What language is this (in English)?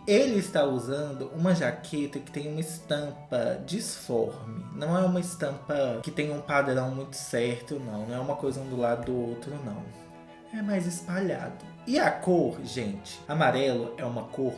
Portuguese